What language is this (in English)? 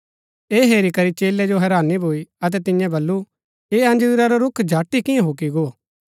Gaddi